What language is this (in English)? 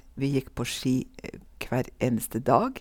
Norwegian